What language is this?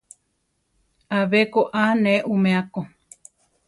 Central Tarahumara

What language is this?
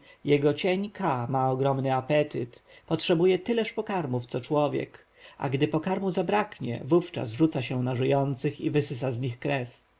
Polish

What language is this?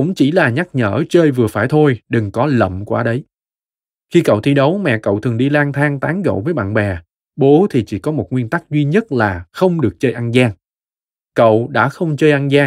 Vietnamese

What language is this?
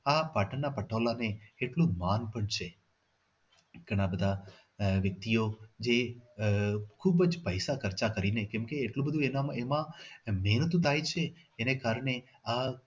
Gujarati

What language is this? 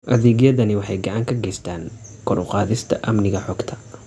Somali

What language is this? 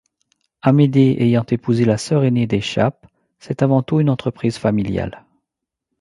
French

